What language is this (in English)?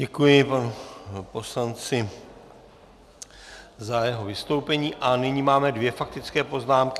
Czech